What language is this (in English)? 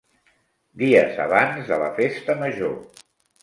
Catalan